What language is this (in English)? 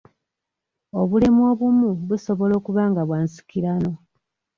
Ganda